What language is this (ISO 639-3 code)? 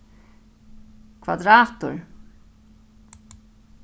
fao